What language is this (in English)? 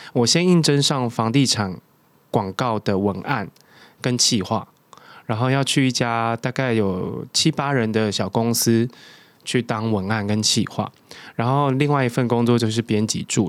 Chinese